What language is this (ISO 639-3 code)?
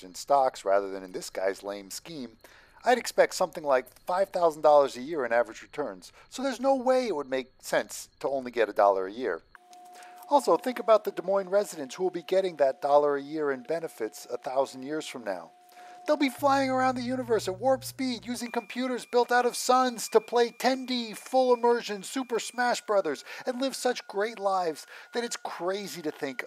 eng